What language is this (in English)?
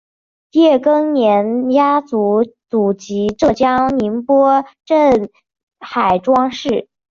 Chinese